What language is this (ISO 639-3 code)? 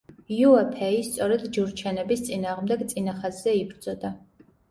kat